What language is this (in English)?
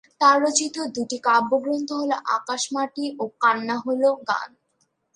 Bangla